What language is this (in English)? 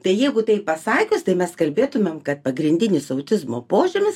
Lithuanian